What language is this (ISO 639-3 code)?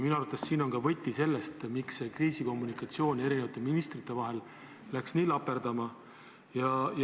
est